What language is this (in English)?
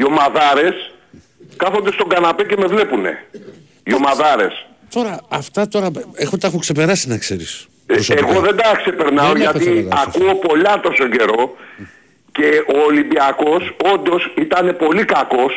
Greek